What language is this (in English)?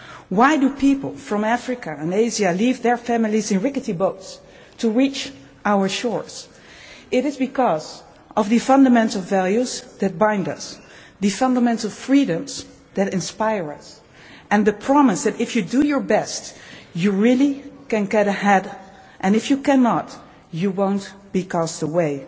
English